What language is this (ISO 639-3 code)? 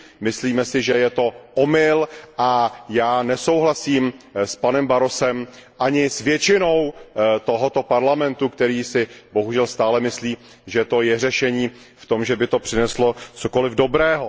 ces